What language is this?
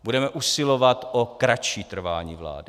Czech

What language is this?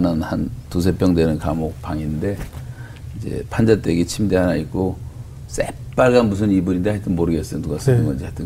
Korean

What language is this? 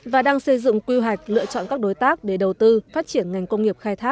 Vietnamese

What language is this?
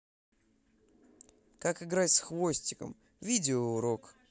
Russian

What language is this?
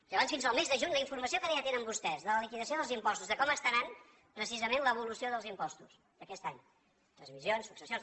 Catalan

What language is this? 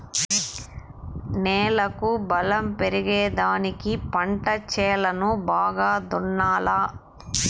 Telugu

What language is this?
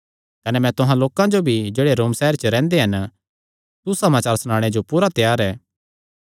Kangri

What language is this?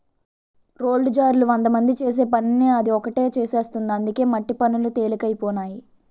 Telugu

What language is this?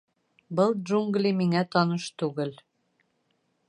Bashkir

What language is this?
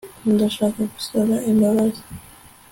Kinyarwanda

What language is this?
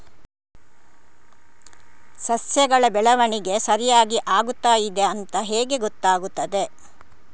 Kannada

